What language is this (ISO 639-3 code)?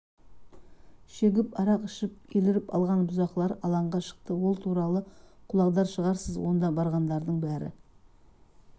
kaz